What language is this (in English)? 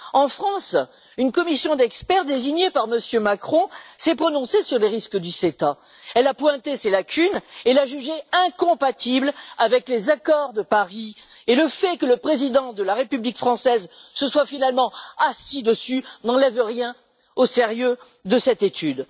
French